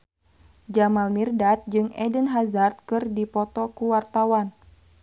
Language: Sundanese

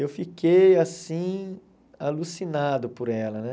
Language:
Portuguese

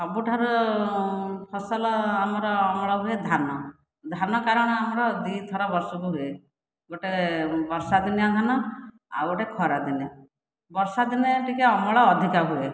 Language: Odia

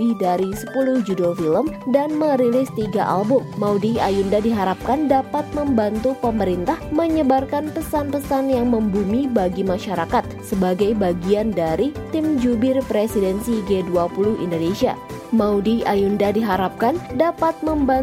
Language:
Indonesian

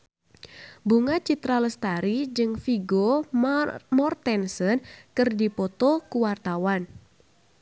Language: Sundanese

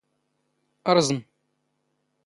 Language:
Standard Moroccan Tamazight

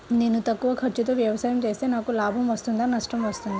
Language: Telugu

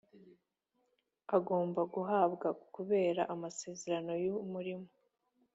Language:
Kinyarwanda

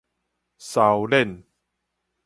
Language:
Min Nan Chinese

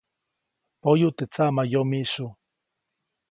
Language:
Copainalá Zoque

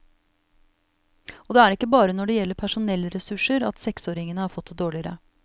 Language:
Norwegian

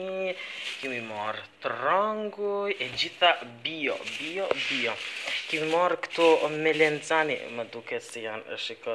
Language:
Polish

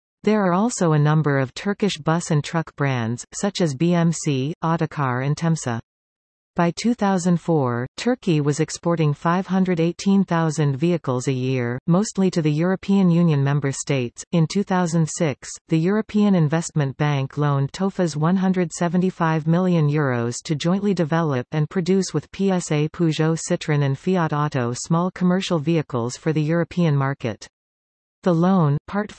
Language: English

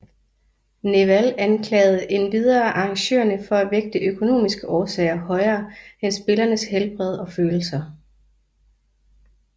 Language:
Danish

